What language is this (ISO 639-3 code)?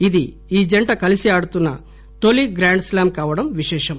tel